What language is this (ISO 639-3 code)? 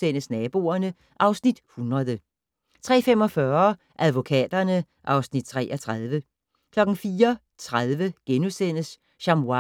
dan